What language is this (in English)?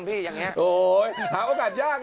Thai